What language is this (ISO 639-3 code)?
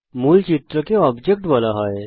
ben